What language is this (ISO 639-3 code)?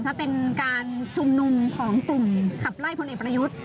tha